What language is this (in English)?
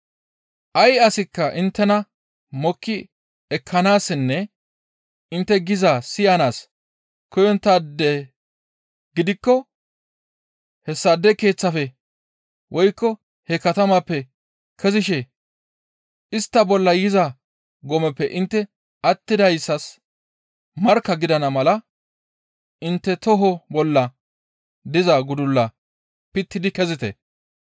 Gamo